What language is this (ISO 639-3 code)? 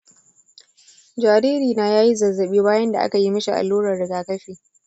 hau